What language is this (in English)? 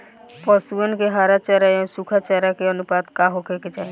Bhojpuri